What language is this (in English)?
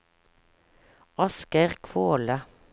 Norwegian